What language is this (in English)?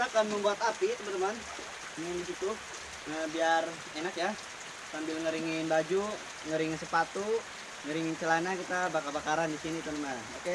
Indonesian